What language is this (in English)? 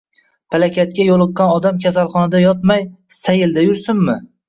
Uzbek